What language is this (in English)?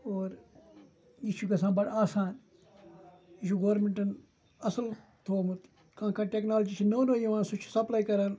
Kashmiri